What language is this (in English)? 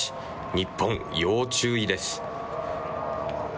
Japanese